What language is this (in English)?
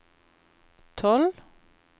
Norwegian